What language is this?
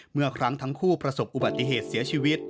Thai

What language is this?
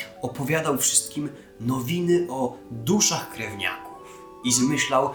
Polish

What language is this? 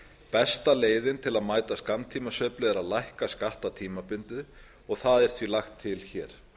Icelandic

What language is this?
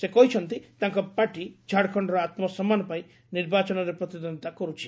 Odia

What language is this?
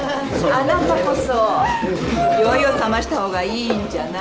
Japanese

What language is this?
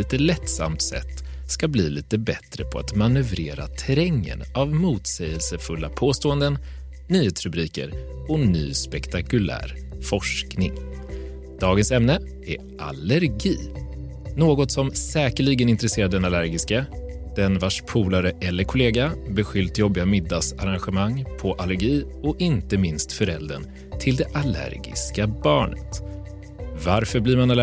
Swedish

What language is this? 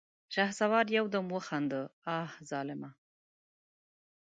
Pashto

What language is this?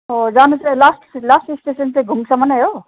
Nepali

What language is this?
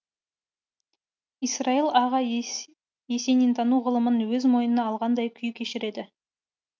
Kazakh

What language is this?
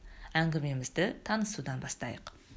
Kazakh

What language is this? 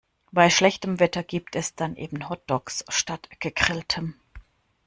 German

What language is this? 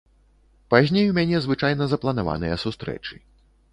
Belarusian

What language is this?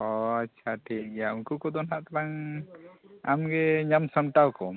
Santali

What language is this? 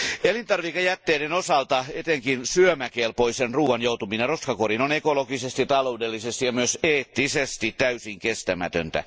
Finnish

